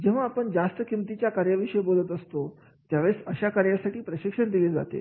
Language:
Marathi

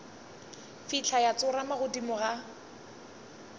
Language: Northern Sotho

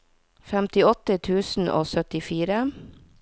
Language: Norwegian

